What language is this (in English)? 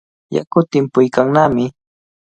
Cajatambo North Lima Quechua